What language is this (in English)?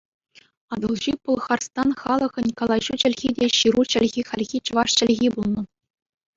Chuvash